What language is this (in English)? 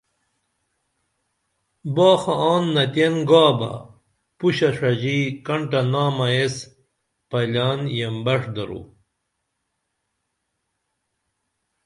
Dameli